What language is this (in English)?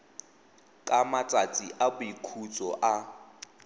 Tswana